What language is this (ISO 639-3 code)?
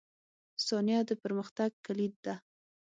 pus